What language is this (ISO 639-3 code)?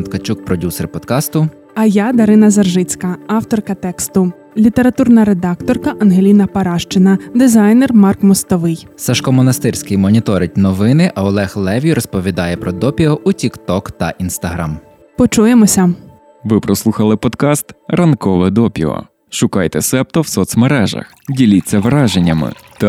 ukr